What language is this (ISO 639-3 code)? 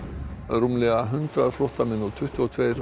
isl